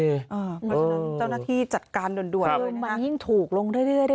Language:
Thai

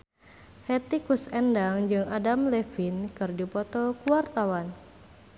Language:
Sundanese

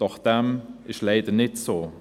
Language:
Swiss German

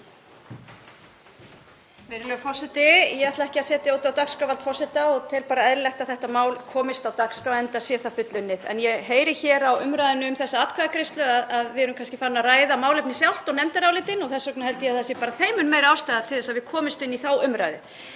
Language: Icelandic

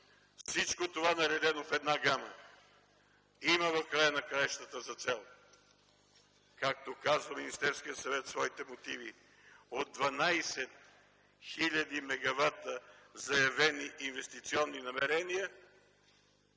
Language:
Bulgarian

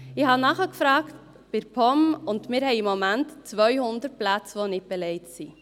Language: Swiss German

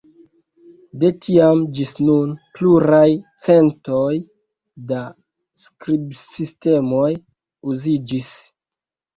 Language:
Esperanto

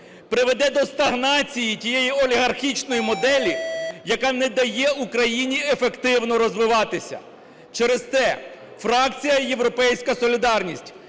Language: Ukrainian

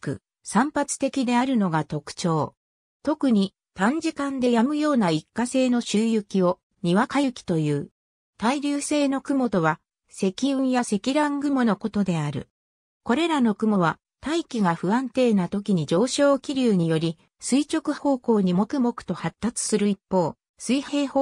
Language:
Japanese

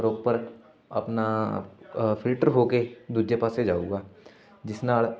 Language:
Punjabi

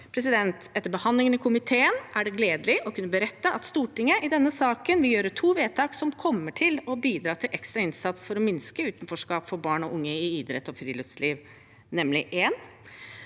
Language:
Norwegian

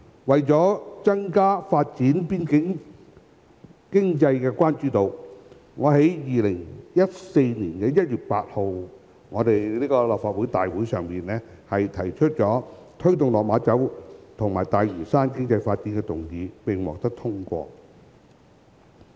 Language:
Cantonese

